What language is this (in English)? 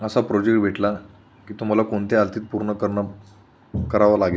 Marathi